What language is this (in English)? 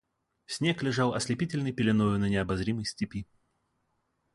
Russian